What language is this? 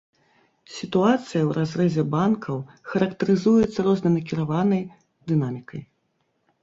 Belarusian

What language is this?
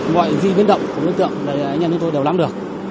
Vietnamese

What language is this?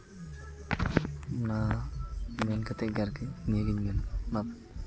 Santali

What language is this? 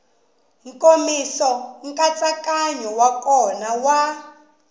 Tsonga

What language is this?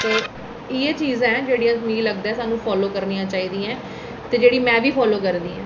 Dogri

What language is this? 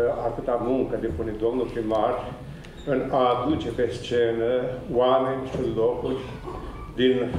Romanian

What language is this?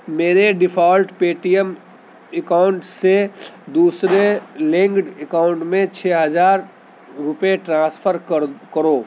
Urdu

